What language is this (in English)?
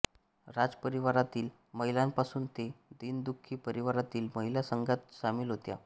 Marathi